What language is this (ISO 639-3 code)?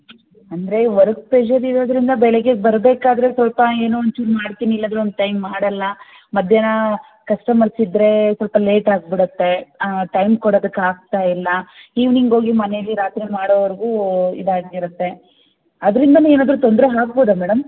kan